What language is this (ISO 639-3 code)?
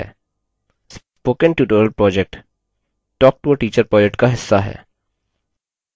hin